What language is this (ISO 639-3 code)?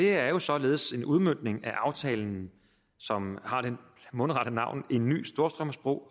dan